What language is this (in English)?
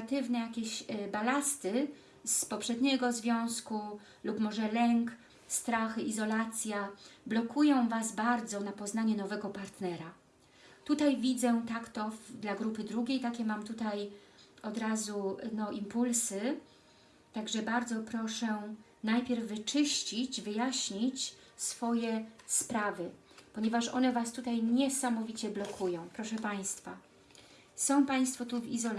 Polish